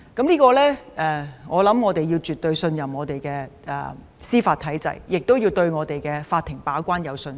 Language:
Cantonese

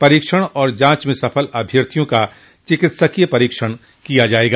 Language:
Hindi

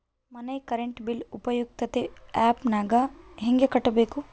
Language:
Kannada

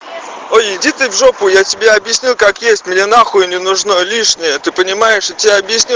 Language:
Russian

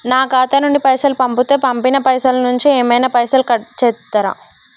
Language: Telugu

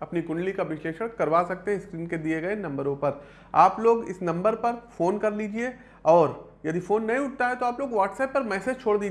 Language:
Hindi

